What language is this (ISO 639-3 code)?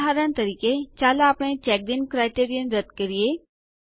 guj